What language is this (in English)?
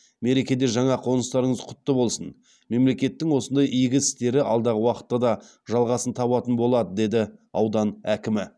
Kazakh